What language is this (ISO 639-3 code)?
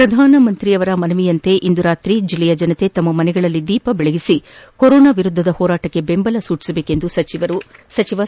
kan